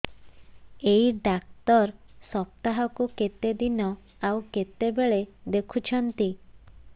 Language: Odia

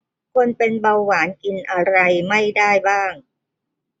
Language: Thai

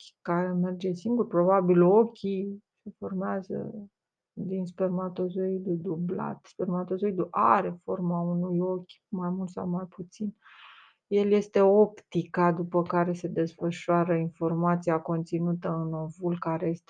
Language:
Romanian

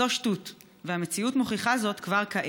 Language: Hebrew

